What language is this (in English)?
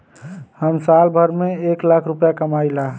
Bhojpuri